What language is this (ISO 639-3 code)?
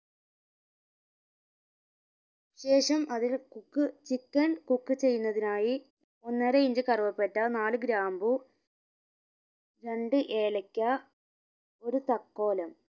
mal